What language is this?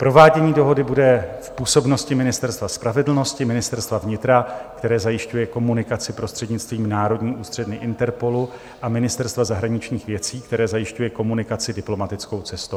Czech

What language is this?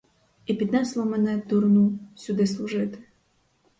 Ukrainian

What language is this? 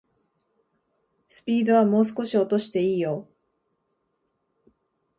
Japanese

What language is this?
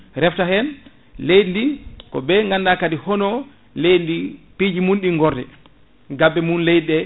Fula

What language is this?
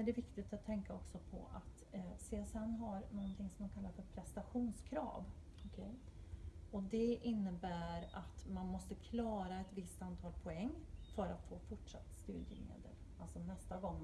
Swedish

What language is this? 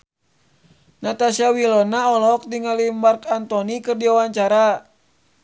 Sundanese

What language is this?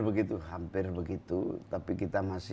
Indonesian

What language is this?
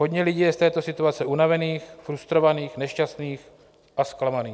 Czech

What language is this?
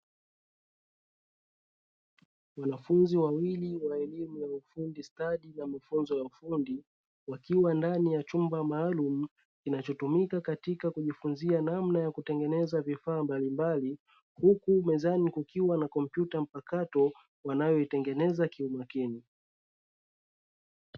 Swahili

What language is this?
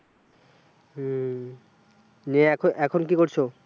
Bangla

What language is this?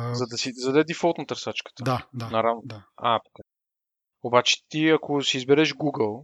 Bulgarian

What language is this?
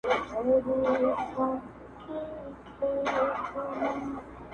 Pashto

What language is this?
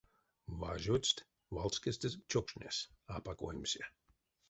Erzya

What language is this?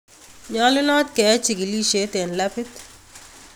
Kalenjin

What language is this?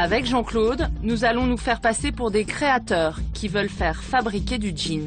French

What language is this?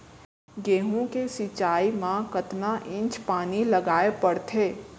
Chhattisgarhi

